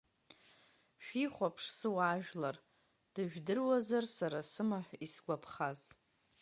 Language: Abkhazian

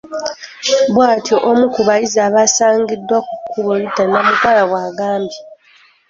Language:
Ganda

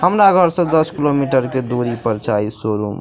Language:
Maithili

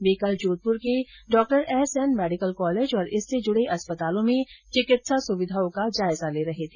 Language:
Hindi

